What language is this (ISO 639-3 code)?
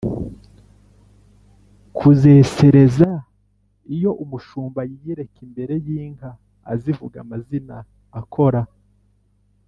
kin